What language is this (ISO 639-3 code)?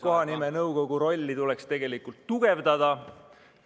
est